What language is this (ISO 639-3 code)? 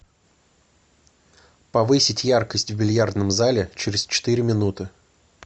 rus